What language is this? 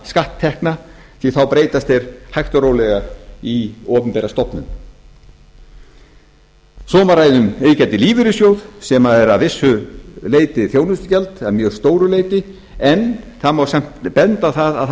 Icelandic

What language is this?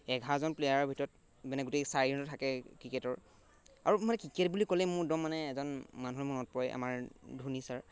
Assamese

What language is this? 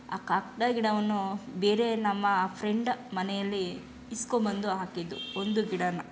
Kannada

